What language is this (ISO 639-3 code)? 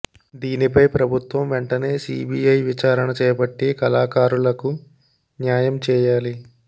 tel